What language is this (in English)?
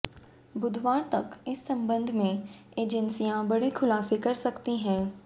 Hindi